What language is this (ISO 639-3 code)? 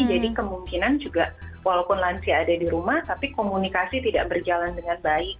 ind